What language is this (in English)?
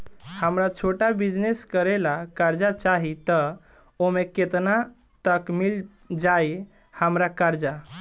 Bhojpuri